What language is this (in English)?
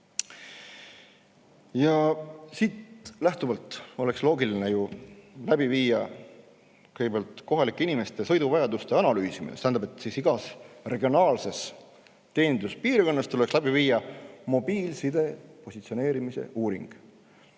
Estonian